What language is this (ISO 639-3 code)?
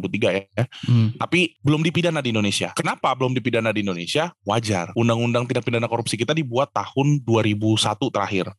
ind